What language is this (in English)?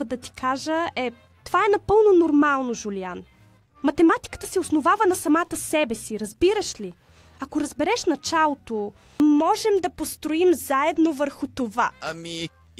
Bulgarian